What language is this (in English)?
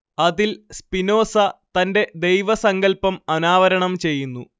Malayalam